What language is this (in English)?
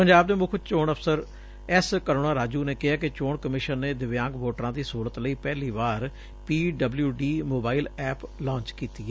Punjabi